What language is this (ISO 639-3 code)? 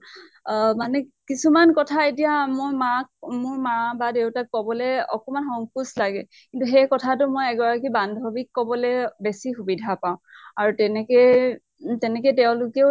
asm